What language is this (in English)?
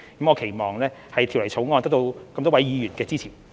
Cantonese